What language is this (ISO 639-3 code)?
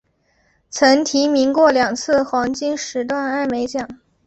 zho